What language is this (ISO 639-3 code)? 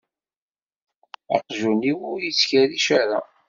kab